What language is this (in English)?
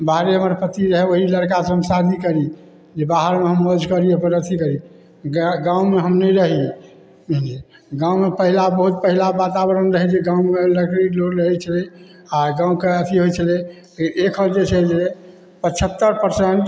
Maithili